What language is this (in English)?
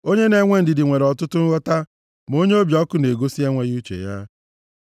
Igbo